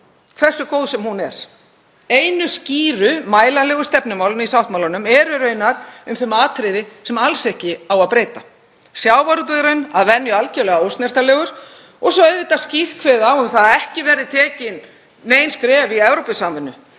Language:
Icelandic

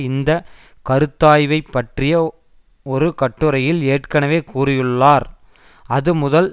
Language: Tamil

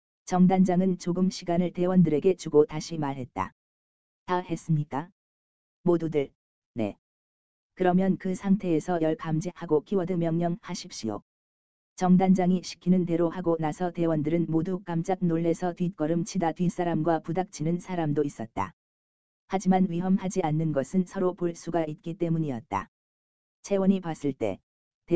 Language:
Korean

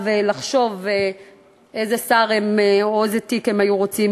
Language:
Hebrew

